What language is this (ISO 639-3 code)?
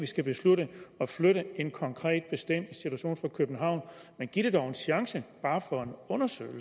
dan